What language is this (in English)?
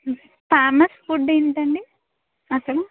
Telugu